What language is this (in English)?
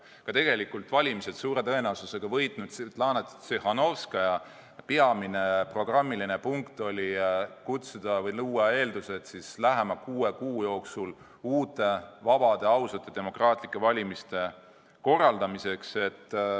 Estonian